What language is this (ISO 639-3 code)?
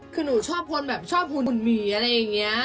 tha